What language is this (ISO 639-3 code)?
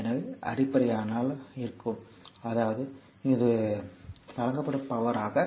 tam